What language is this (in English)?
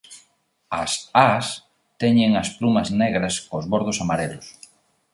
Galician